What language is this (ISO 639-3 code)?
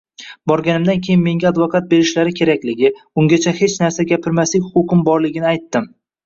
uzb